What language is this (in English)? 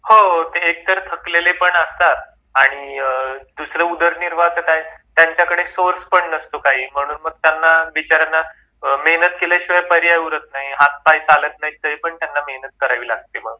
Marathi